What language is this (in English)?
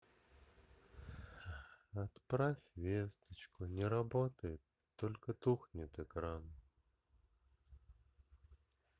Russian